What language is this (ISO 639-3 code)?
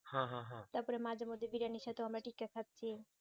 ben